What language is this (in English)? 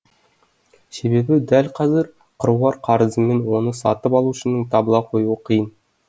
Kazakh